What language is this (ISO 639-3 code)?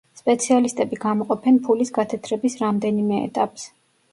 kat